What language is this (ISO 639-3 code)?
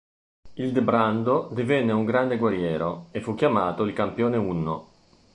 ita